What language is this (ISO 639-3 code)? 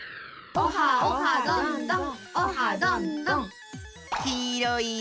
jpn